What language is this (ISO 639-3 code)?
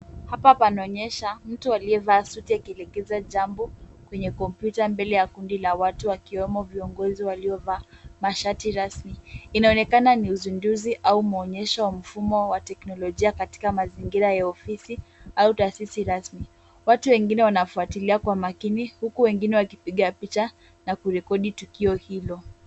swa